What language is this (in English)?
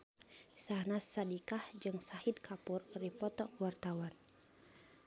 Sundanese